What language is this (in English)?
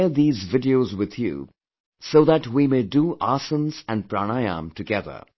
English